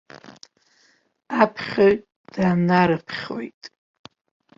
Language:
Abkhazian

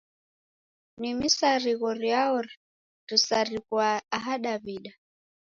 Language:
Taita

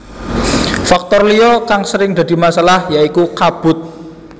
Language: Javanese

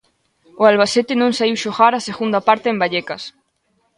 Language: Galician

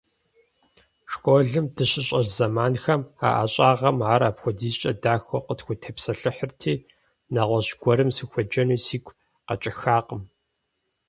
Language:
Kabardian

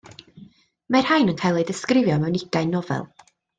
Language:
Welsh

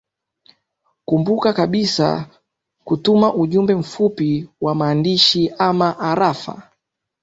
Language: Swahili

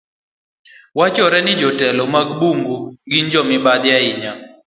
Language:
Luo (Kenya and Tanzania)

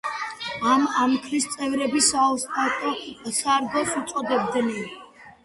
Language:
Georgian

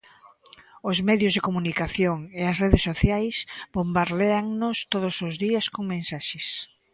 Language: Galician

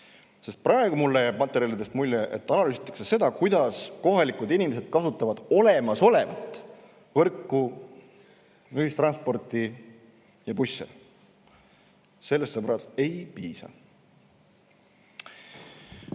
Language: Estonian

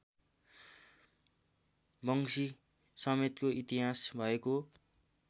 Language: Nepali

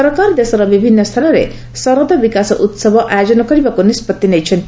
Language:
Odia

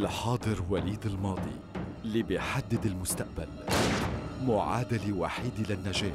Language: Arabic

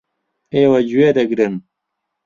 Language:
Central Kurdish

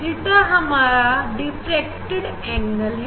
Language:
Hindi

